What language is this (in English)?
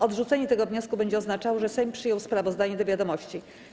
Polish